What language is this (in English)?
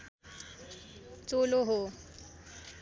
Nepali